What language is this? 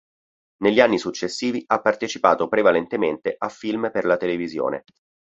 Italian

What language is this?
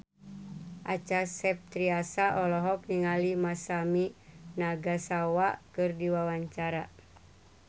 Sundanese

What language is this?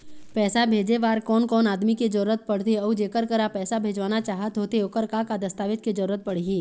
Chhattisgarhi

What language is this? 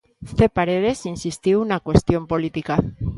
Galician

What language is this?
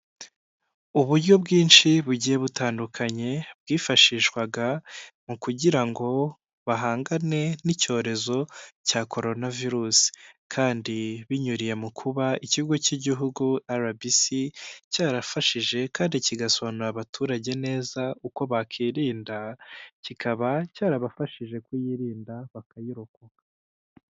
Kinyarwanda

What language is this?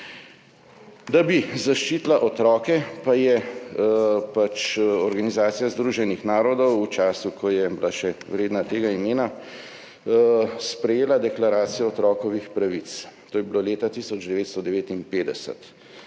Slovenian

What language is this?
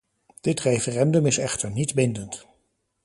Dutch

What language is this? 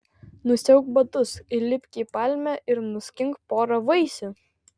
Lithuanian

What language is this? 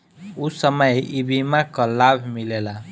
Bhojpuri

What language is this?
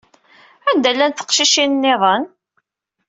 Kabyle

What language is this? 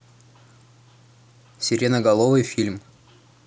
Russian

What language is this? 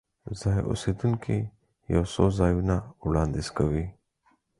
Pashto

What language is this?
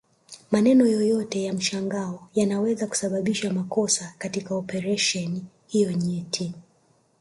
Swahili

